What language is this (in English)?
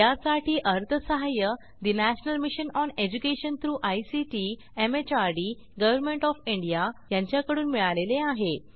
Marathi